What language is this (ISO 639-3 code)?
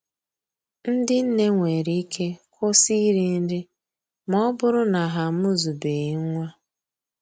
ibo